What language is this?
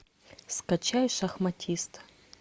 Russian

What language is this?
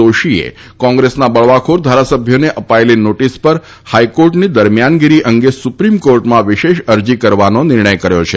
Gujarati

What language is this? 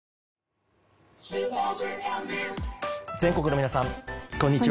Japanese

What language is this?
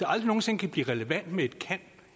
Danish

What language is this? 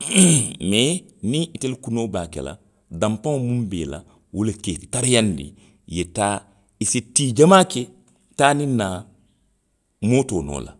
Western Maninkakan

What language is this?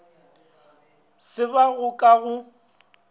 Northern Sotho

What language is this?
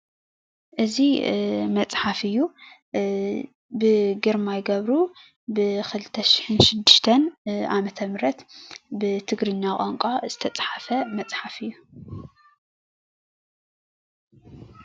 Tigrinya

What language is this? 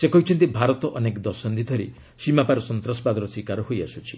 Odia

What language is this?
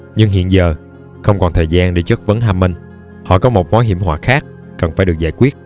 Vietnamese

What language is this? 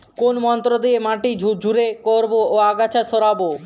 Bangla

